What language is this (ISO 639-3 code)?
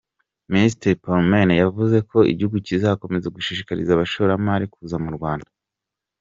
kin